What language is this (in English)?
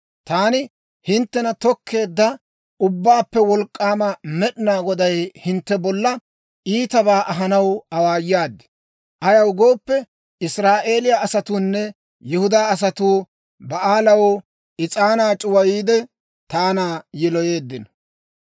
Dawro